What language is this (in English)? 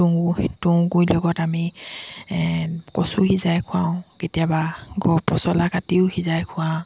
Assamese